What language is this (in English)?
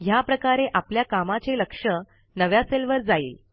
Marathi